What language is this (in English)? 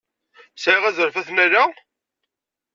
Kabyle